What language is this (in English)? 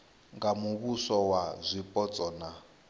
Venda